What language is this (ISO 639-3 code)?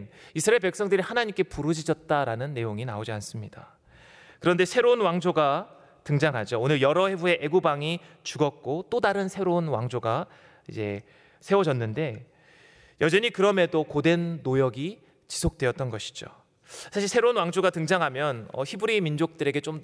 kor